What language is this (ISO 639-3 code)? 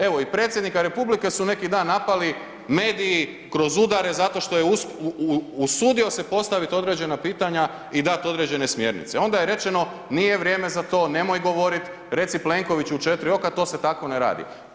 hrv